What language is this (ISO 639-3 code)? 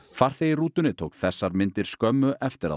isl